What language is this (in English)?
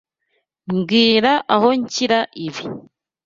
Kinyarwanda